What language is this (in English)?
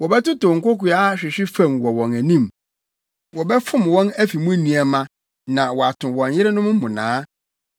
Akan